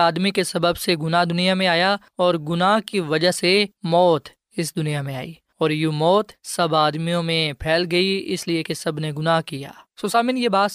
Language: Urdu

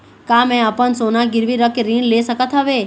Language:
Chhattisgarhi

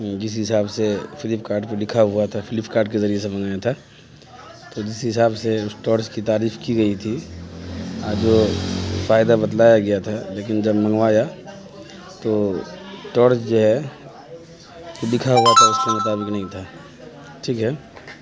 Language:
Urdu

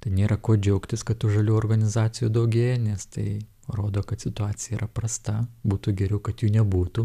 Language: Lithuanian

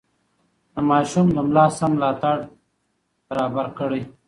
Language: Pashto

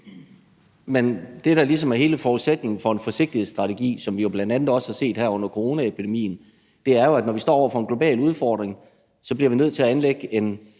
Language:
Danish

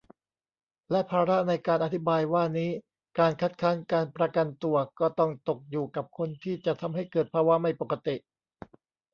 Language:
Thai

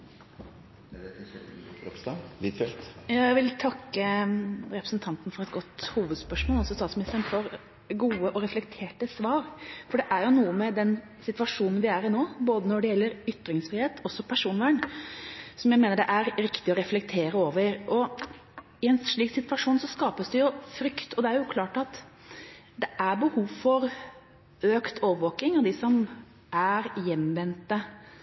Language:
Norwegian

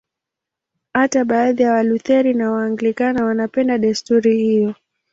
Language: Swahili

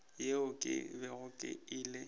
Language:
Northern Sotho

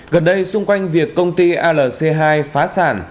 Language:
Vietnamese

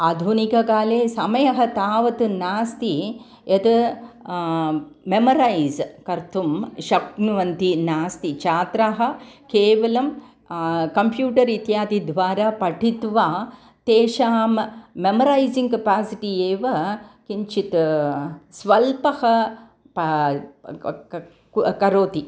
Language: Sanskrit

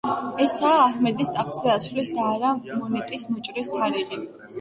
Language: Georgian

